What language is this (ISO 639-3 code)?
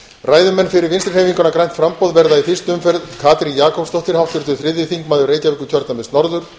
isl